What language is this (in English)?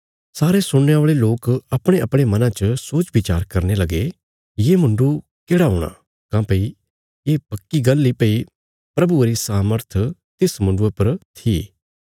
Bilaspuri